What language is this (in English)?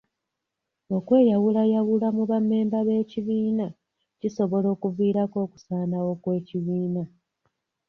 Ganda